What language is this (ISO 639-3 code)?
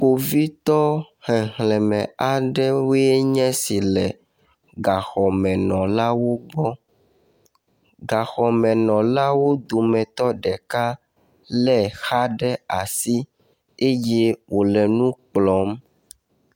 ewe